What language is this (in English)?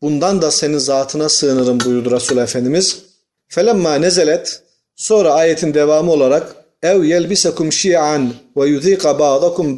Turkish